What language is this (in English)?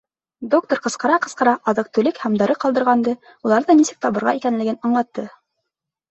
Bashkir